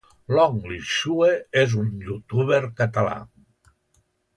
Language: Catalan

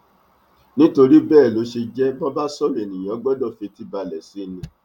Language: Yoruba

